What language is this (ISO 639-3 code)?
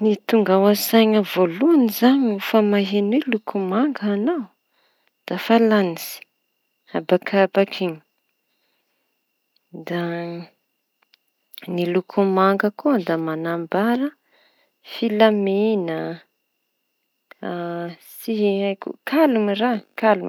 txy